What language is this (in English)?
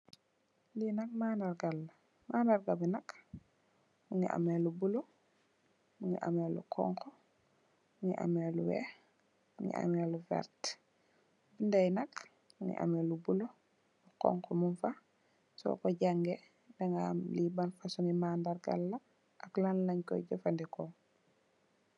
Wolof